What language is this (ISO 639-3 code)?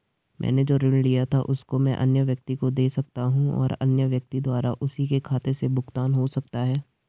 hin